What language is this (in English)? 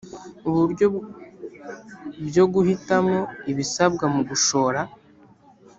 Kinyarwanda